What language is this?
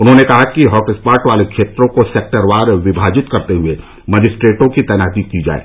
Hindi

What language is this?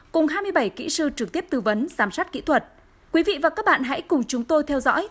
Vietnamese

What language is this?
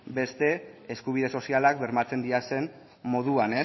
Basque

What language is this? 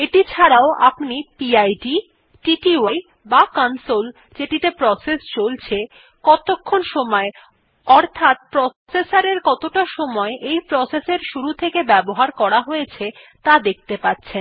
Bangla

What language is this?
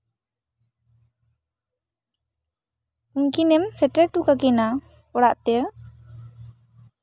Santali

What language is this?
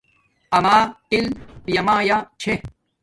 Domaaki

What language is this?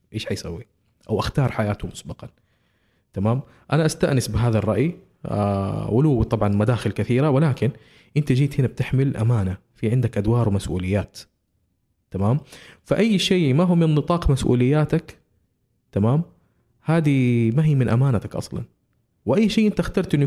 Arabic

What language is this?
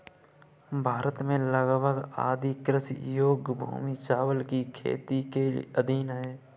Hindi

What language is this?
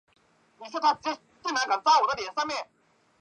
Chinese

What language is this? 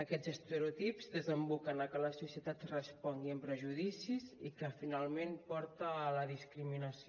Catalan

